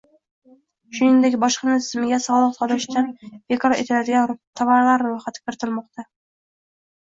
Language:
Uzbek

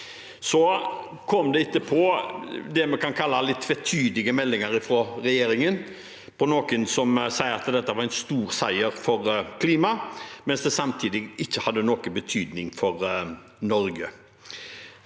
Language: Norwegian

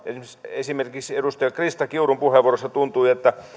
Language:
Finnish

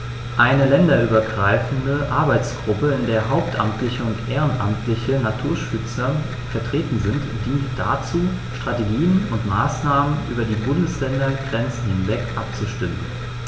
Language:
German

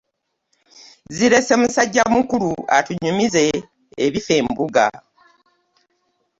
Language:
Ganda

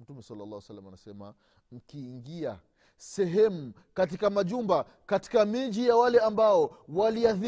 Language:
Swahili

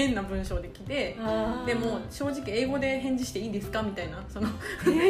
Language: Japanese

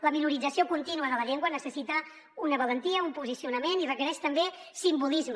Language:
Catalan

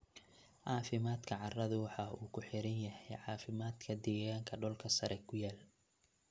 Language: Somali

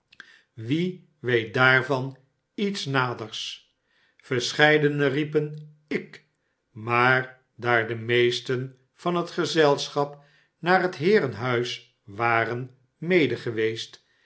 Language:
Dutch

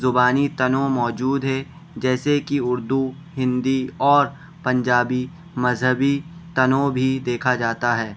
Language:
Urdu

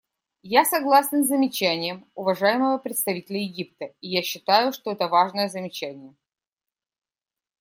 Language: Russian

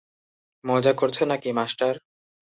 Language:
Bangla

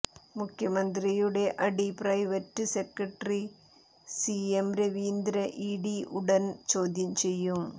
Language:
Malayalam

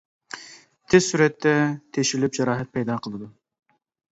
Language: Uyghur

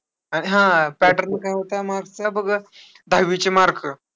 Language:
Marathi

